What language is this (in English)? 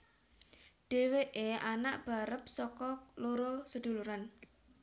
Javanese